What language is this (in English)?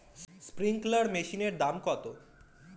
Bangla